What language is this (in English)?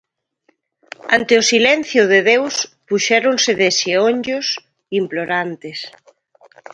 Galician